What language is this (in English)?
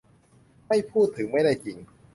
Thai